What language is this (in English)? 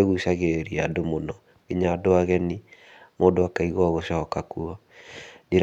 Kikuyu